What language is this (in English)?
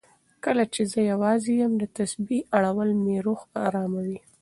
Pashto